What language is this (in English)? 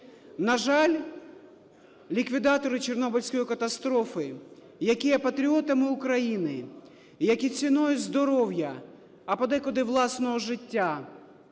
Ukrainian